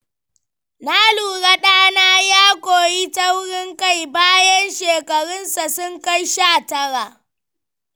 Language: Hausa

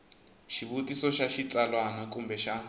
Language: Tsonga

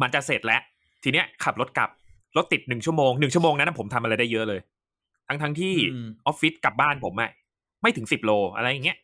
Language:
Thai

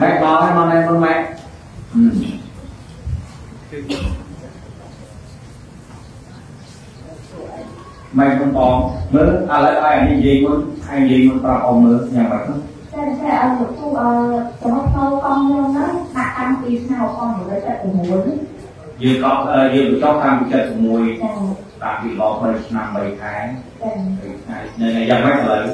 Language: Vietnamese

